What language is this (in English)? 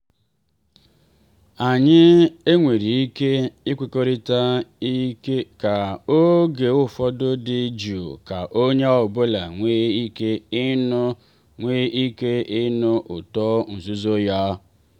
Igbo